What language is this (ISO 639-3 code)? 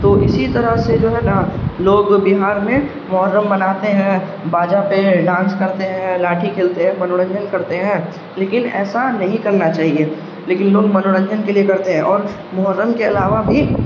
urd